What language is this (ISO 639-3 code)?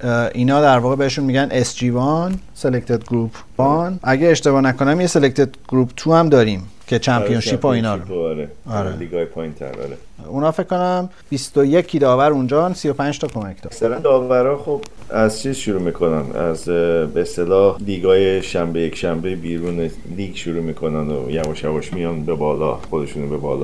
fas